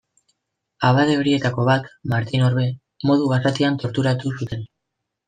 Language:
Basque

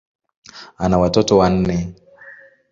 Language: Swahili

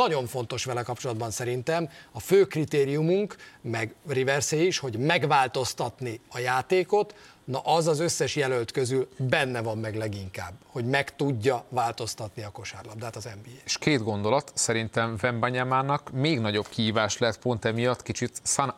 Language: Hungarian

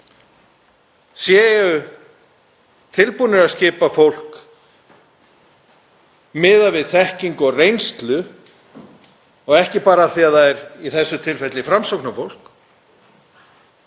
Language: Icelandic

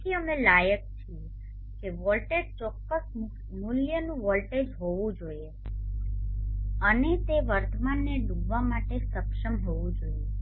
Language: Gujarati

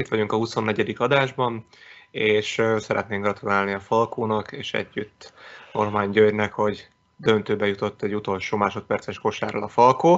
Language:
Hungarian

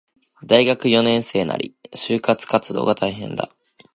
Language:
Japanese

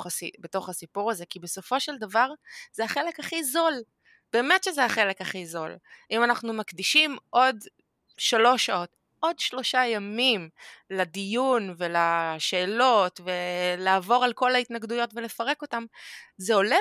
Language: Hebrew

